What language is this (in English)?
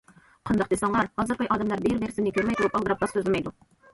Uyghur